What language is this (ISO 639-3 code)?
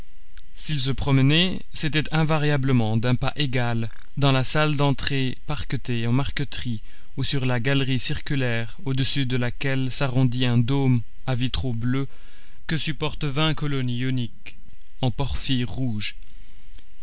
fra